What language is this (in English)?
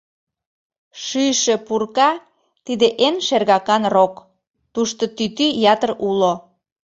Mari